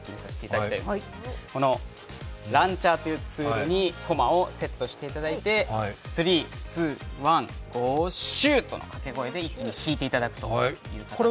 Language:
Japanese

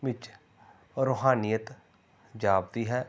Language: Punjabi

